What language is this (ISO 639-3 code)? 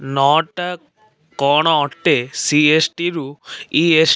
ori